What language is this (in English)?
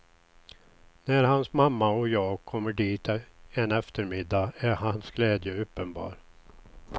Swedish